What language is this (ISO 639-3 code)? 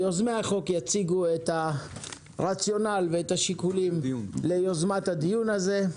heb